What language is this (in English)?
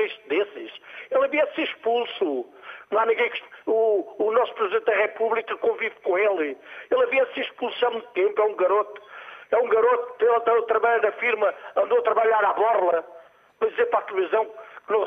Portuguese